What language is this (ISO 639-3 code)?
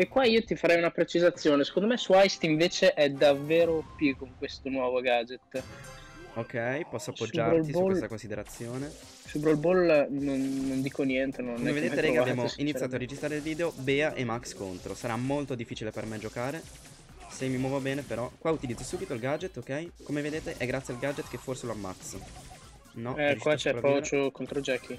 ita